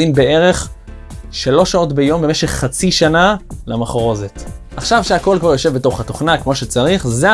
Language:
Hebrew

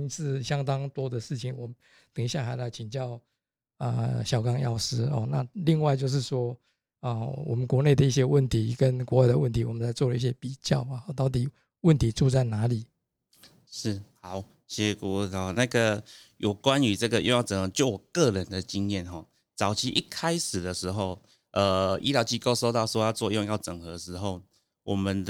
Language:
Chinese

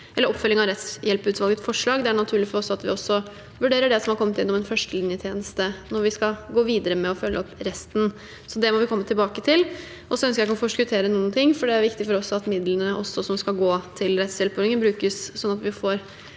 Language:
Norwegian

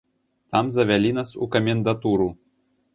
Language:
Belarusian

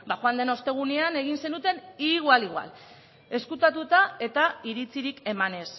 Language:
Basque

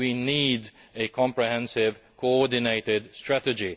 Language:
English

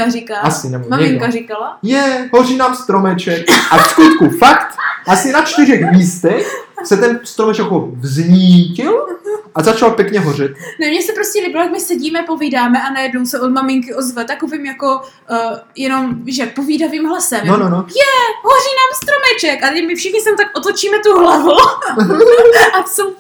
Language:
Czech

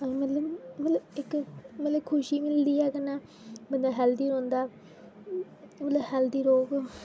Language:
Dogri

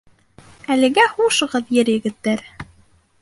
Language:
Bashkir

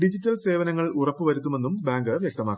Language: Malayalam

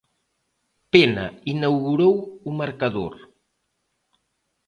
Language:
Galician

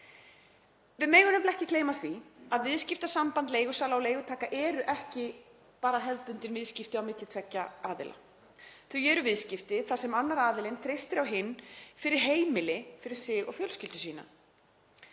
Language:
Icelandic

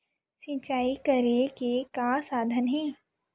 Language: Chhattisgarhi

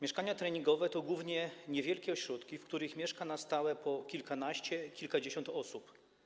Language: Polish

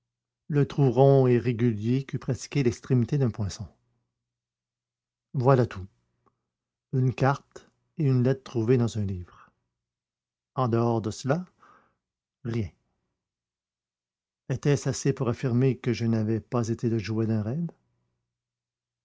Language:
French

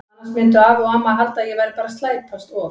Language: Icelandic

